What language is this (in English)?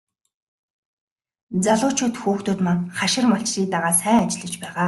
Mongolian